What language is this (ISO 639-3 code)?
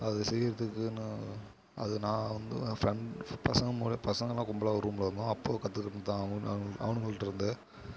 tam